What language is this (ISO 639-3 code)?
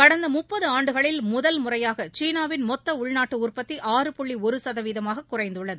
tam